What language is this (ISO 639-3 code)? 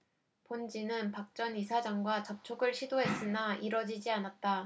kor